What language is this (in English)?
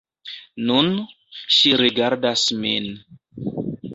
Esperanto